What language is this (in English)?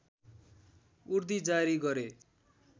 Nepali